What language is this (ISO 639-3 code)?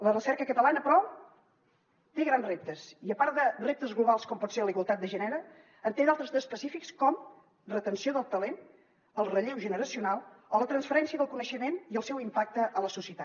cat